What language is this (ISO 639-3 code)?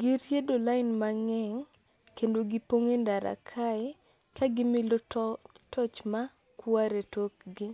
luo